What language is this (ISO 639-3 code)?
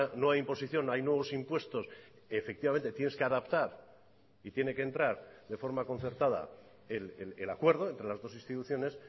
spa